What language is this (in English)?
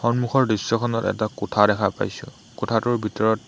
Assamese